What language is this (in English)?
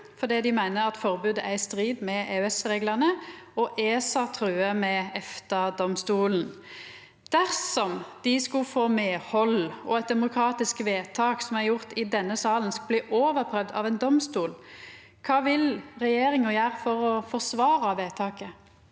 Norwegian